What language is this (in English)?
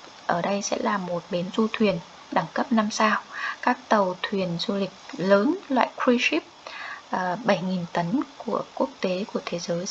Vietnamese